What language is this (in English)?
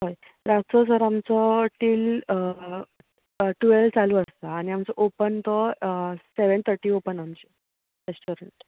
Konkani